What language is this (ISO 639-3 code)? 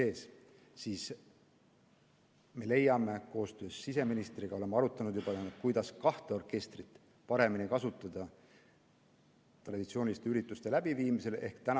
est